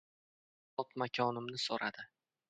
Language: Uzbek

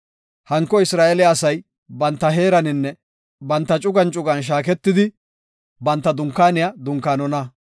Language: Gofa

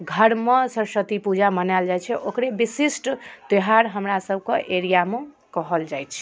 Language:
Maithili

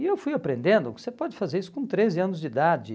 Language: Portuguese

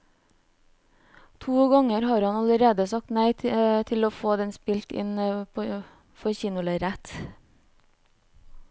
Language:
Norwegian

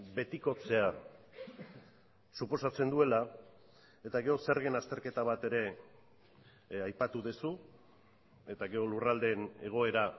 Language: Basque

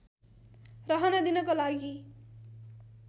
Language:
Nepali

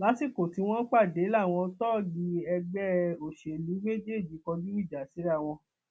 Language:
Yoruba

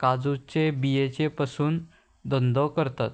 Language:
Konkani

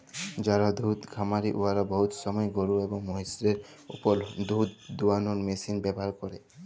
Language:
Bangla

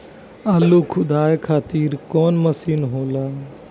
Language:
Bhojpuri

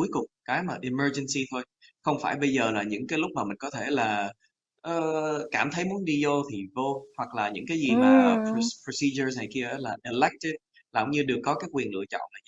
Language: Vietnamese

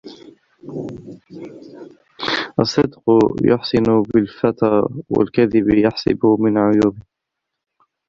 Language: Arabic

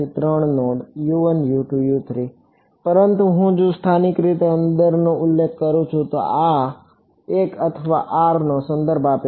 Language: Gujarati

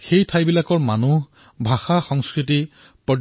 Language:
Assamese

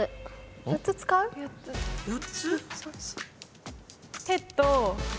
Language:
Japanese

